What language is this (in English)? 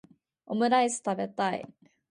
Japanese